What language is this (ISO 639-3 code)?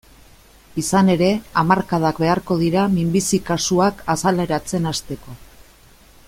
eus